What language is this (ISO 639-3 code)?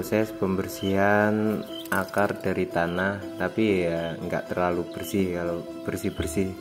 ind